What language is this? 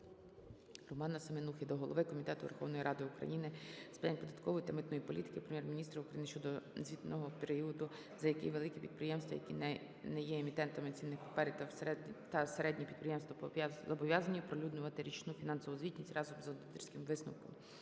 Ukrainian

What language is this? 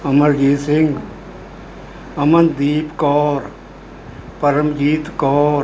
Punjabi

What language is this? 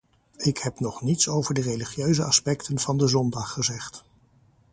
Dutch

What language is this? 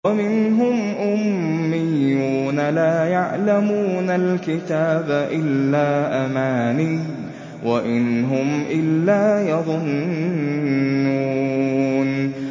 Arabic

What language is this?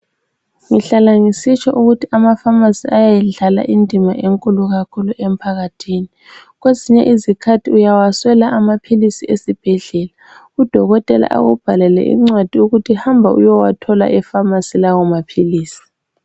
North Ndebele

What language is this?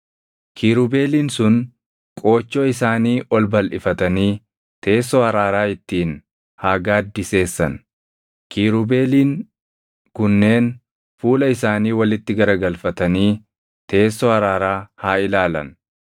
Oromo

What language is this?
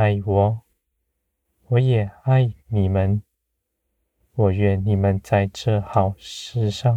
Chinese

